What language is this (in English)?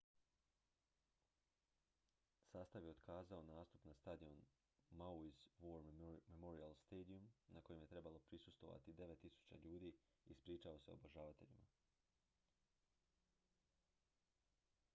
Croatian